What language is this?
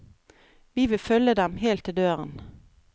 Norwegian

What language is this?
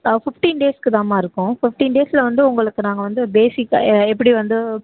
Tamil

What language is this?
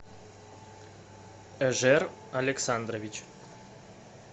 Russian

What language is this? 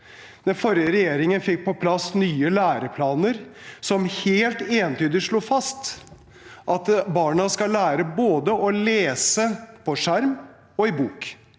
Norwegian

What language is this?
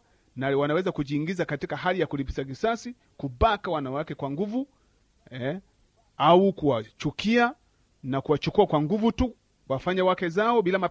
Swahili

